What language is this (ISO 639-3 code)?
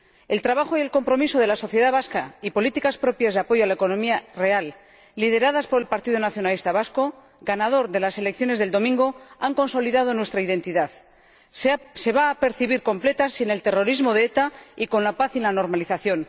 spa